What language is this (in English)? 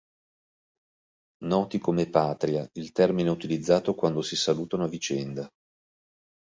Italian